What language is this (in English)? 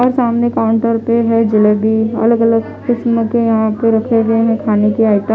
Hindi